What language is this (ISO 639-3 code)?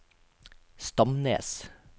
nor